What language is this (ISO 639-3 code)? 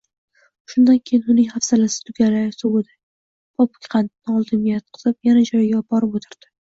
uzb